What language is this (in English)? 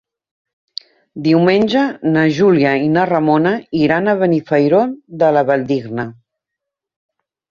Catalan